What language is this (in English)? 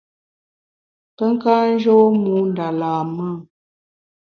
Bamun